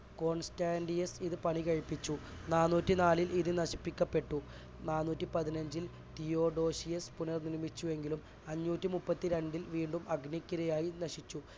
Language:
Malayalam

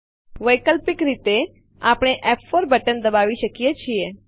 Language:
Gujarati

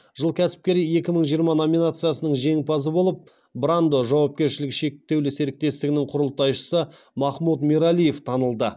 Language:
Kazakh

